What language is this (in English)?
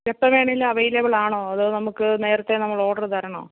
Malayalam